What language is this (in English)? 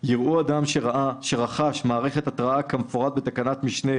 Hebrew